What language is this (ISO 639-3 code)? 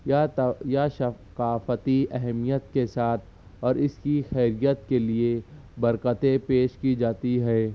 urd